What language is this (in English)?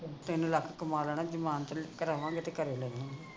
Punjabi